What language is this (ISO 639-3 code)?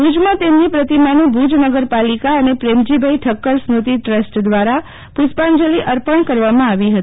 guj